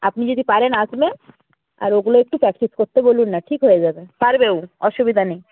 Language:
Bangla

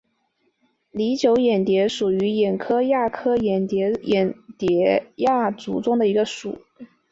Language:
Chinese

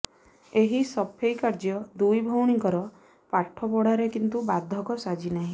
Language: Odia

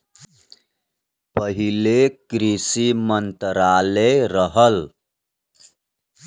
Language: Bhojpuri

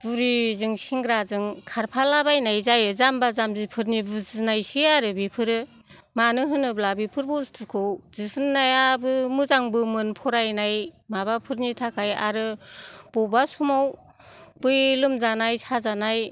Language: Bodo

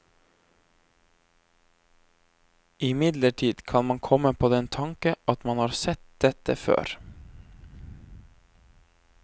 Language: Norwegian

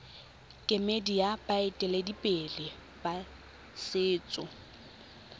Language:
Tswana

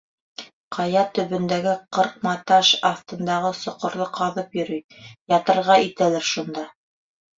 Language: Bashkir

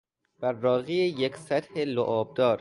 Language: Persian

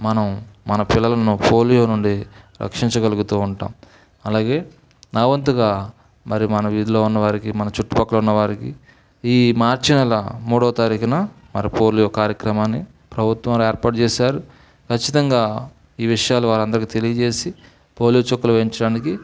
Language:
Telugu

